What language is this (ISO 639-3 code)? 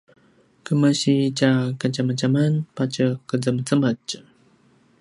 pwn